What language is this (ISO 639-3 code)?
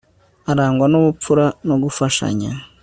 kin